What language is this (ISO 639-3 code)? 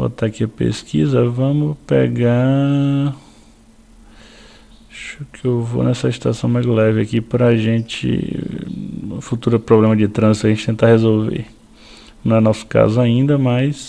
por